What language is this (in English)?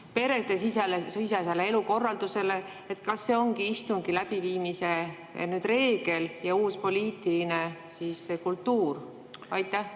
Estonian